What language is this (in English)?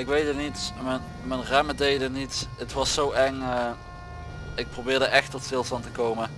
Dutch